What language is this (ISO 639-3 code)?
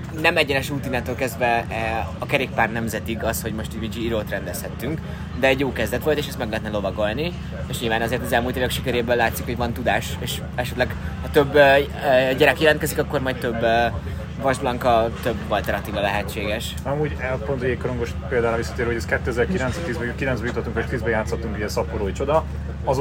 hun